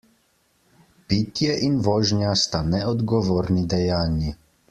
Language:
Slovenian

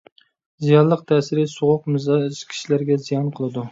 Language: Uyghur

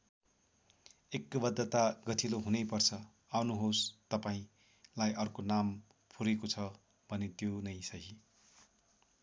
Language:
Nepali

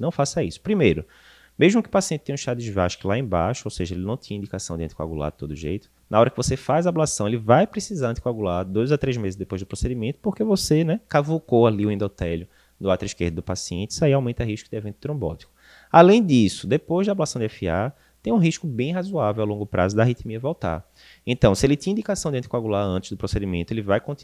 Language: Portuguese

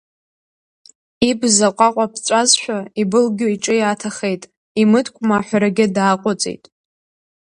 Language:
Abkhazian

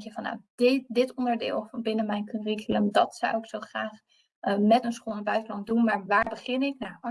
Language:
Dutch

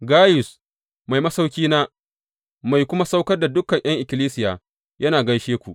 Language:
Hausa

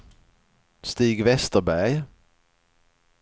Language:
Swedish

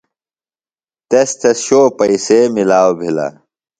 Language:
Phalura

